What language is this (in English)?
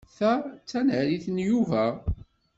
Kabyle